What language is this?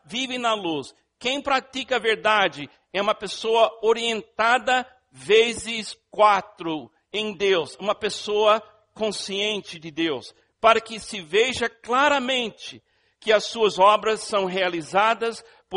Portuguese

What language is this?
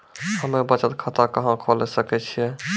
Maithili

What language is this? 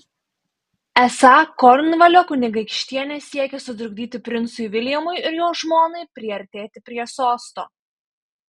Lithuanian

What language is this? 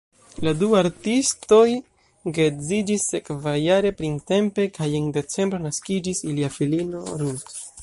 Esperanto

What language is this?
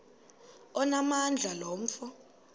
Xhosa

